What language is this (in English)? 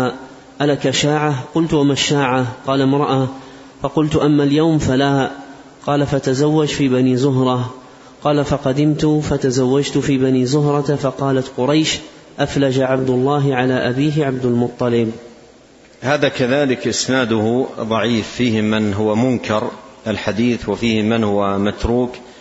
Arabic